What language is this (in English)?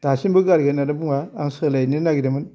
Bodo